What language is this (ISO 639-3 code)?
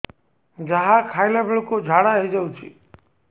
ori